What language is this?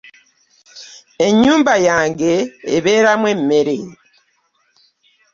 Ganda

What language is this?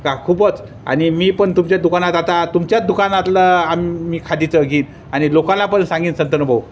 Marathi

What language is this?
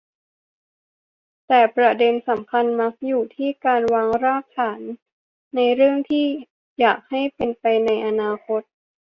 Thai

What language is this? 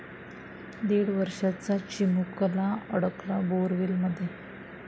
Marathi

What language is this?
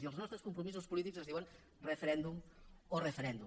Catalan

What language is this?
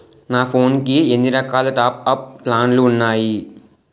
Telugu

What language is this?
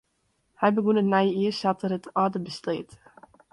Western Frisian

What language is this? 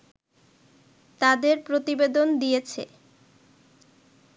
Bangla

